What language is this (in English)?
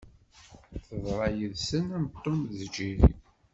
Kabyle